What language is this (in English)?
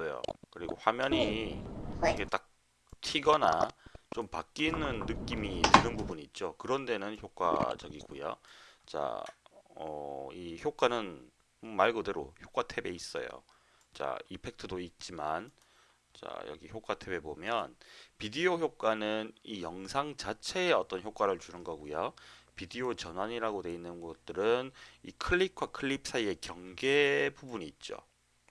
Korean